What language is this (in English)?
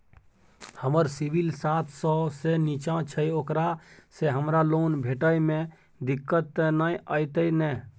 Maithili